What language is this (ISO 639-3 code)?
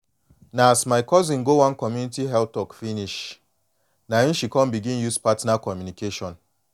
pcm